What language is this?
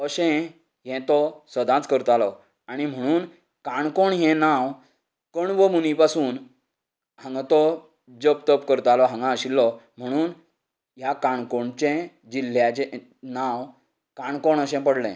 Konkani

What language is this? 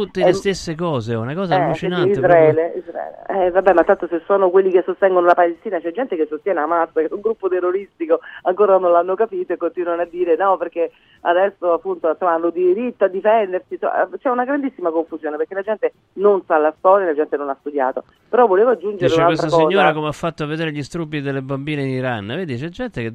Italian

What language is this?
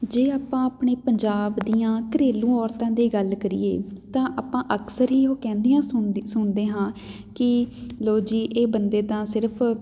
Punjabi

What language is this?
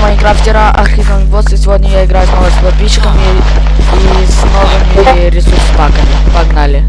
Russian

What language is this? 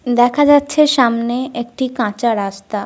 Bangla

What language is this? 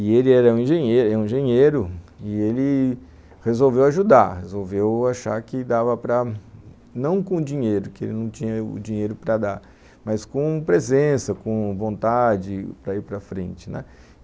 Portuguese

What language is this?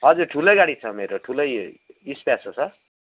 Nepali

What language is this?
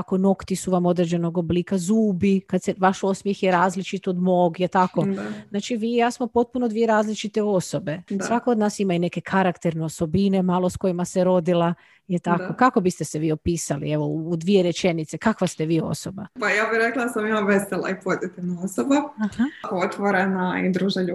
Croatian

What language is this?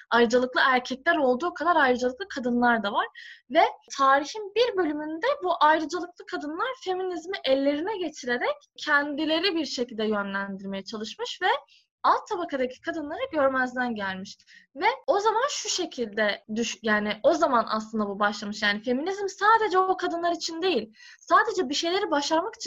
Turkish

